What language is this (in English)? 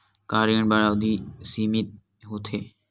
Chhattisgarhi